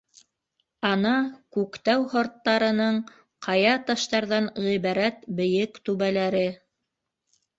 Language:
Bashkir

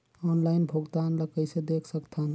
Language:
Chhattisgarhi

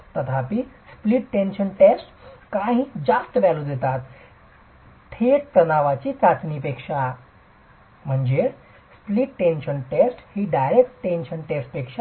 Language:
Marathi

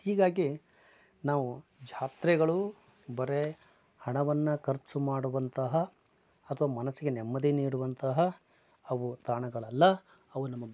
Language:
Kannada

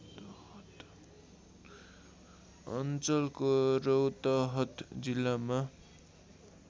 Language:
Nepali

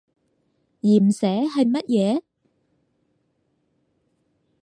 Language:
Cantonese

